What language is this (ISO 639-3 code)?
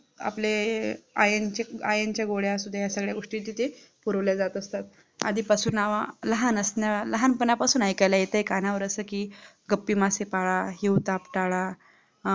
mar